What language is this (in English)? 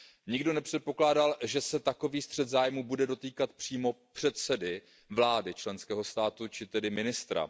Czech